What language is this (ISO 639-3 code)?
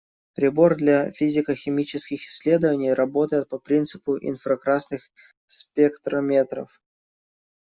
rus